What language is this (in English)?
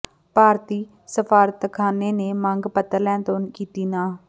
Punjabi